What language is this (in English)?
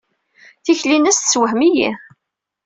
Kabyle